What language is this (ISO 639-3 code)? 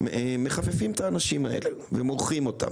heb